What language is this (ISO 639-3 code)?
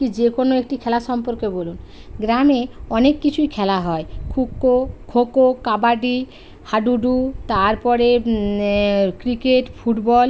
ben